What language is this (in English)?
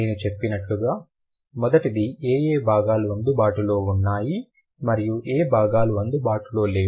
Telugu